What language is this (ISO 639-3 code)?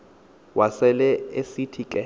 xho